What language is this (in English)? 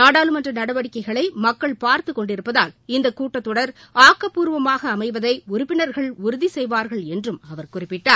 Tamil